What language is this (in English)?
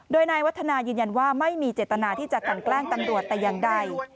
Thai